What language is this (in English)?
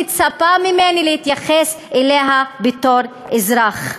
Hebrew